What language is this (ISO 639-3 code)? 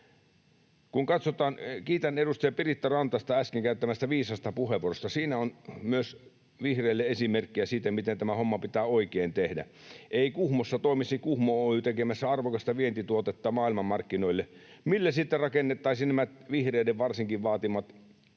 fin